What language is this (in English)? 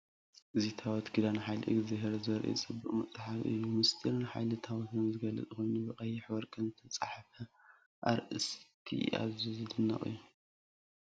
Tigrinya